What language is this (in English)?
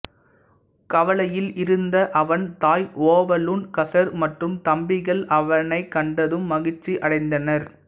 Tamil